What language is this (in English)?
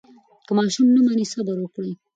Pashto